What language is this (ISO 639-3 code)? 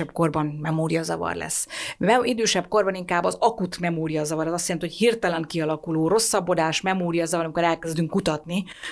hun